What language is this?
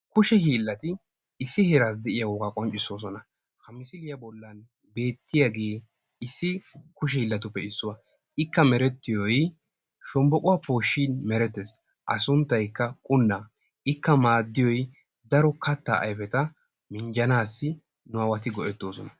Wolaytta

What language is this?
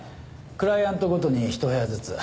Japanese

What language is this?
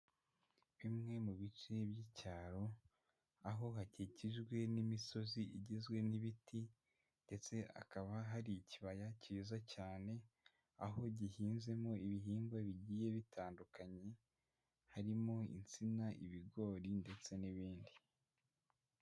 Kinyarwanda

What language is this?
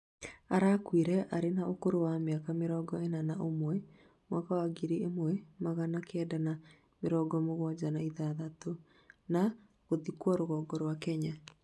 Kikuyu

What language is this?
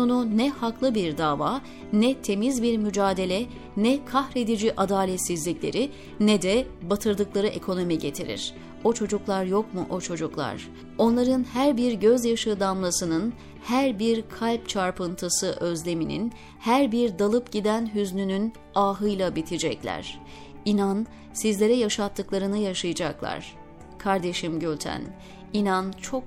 Turkish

